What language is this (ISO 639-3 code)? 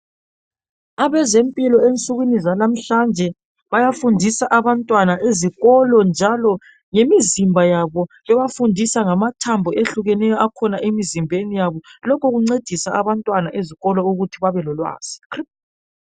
nde